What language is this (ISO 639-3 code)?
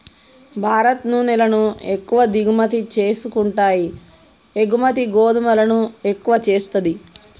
tel